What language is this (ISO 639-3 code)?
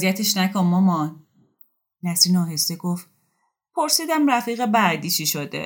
fas